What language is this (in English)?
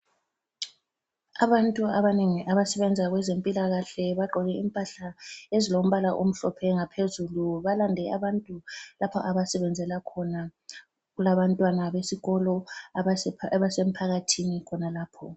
North Ndebele